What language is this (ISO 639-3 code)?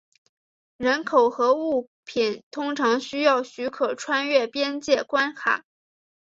zho